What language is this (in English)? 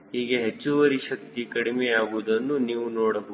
Kannada